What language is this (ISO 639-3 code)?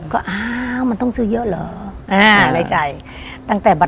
tha